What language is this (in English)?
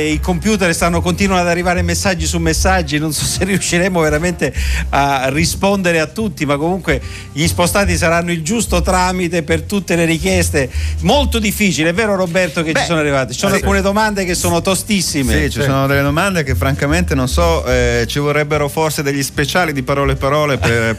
Italian